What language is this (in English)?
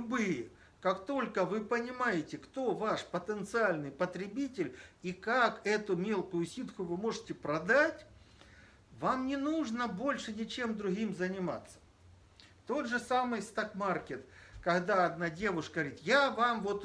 Russian